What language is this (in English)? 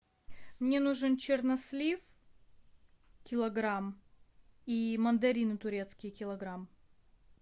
Russian